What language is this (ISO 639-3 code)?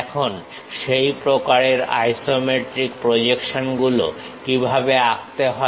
ben